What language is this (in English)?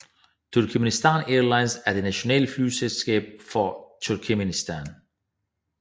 Danish